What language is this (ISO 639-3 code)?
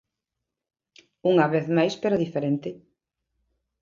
glg